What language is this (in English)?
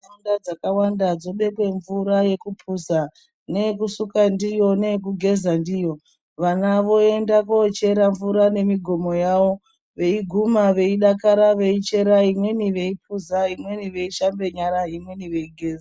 Ndau